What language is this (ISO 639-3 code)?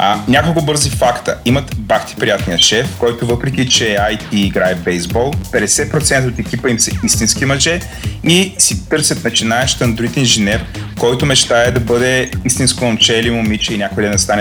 bul